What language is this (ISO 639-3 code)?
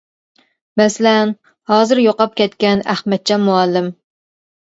uig